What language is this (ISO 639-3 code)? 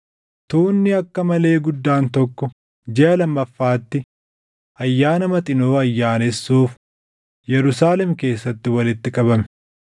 orm